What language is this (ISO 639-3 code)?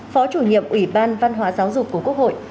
vie